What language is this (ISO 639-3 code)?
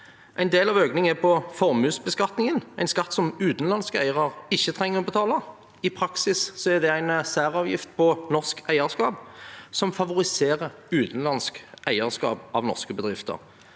nor